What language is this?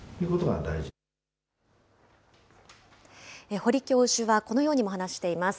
Japanese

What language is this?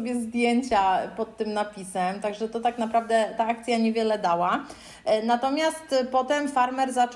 Polish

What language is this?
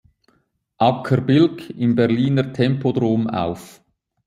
German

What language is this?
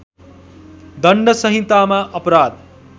Nepali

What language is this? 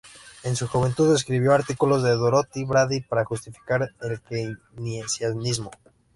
Spanish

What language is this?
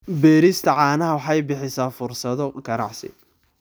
Somali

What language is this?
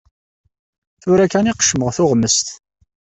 Kabyle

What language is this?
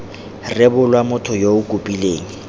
Tswana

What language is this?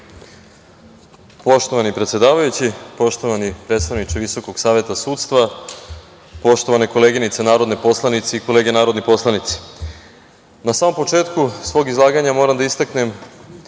Serbian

